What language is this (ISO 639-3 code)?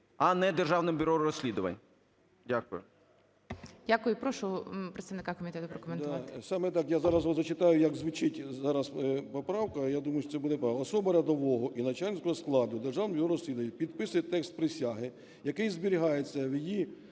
ukr